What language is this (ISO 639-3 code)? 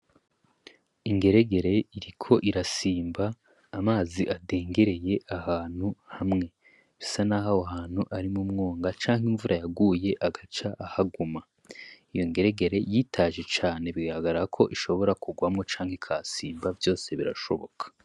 run